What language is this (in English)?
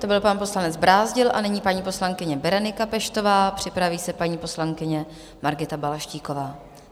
Czech